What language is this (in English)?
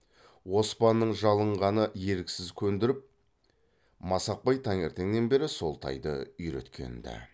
Kazakh